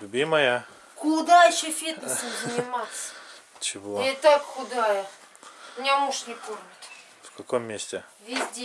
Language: Russian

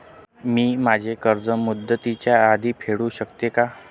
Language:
Marathi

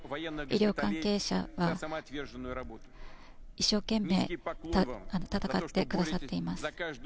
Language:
Japanese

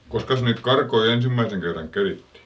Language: Finnish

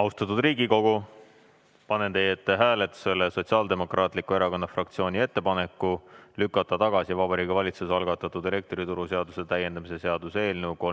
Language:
Estonian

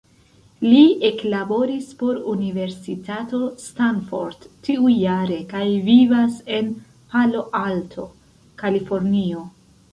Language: Esperanto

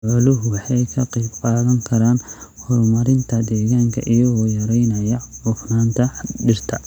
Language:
Somali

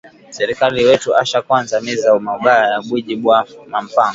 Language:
Swahili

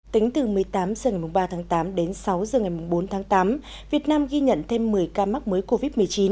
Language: Vietnamese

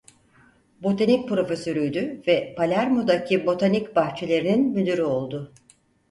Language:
Turkish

